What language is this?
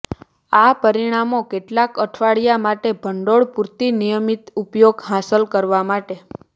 Gujarati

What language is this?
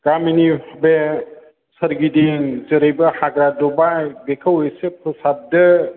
Bodo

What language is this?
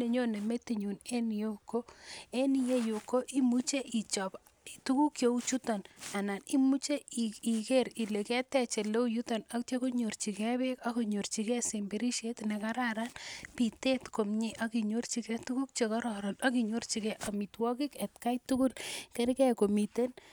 Kalenjin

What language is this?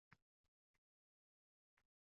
Uzbek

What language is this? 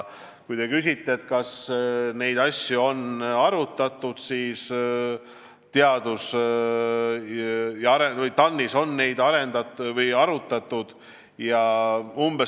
Estonian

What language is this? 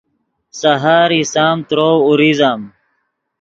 Yidgha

